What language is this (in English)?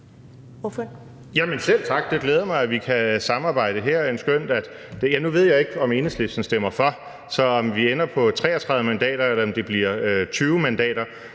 Danish